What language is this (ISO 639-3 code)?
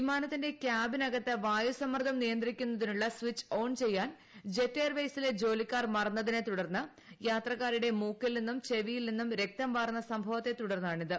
mal